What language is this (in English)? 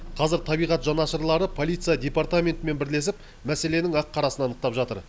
Kazakh